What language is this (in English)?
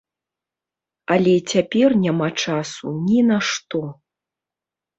Belarusian